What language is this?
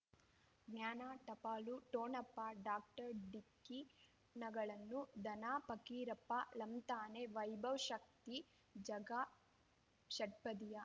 Kannada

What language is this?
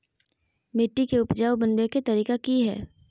Magahi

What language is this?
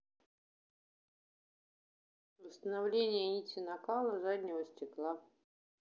Russian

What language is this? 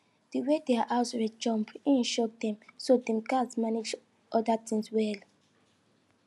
Nigerian Pidgin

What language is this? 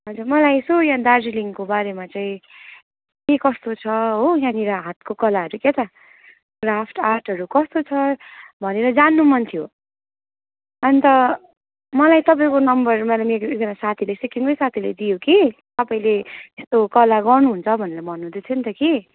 Nepali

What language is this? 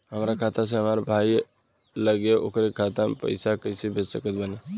Bhojpuri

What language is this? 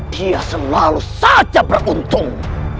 Indonesian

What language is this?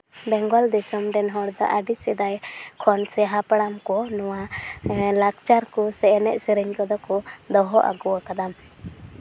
Santali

